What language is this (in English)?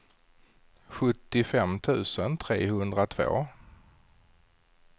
Swedish